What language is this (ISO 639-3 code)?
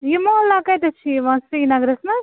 kas